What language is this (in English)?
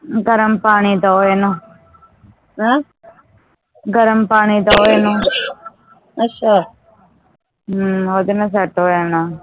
Punjabi